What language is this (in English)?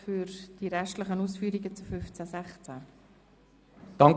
Swiss German